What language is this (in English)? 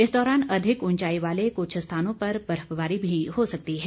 Hindi